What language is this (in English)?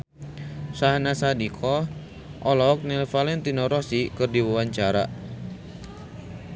Sundanese